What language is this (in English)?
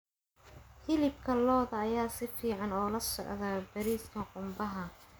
Somali